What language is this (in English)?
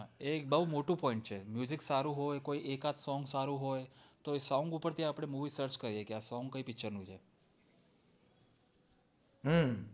Gujarati